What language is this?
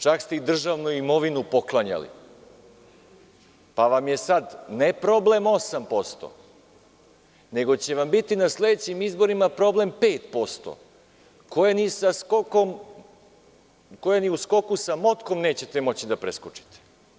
Serbian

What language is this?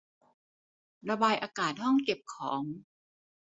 Thai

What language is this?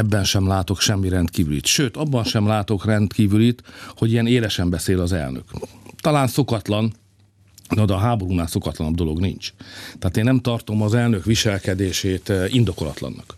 Hungarian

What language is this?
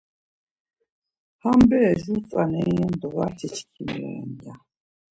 Laz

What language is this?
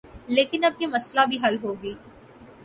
Urdu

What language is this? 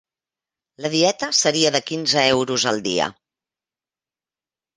Catalan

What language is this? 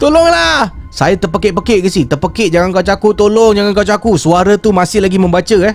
Malay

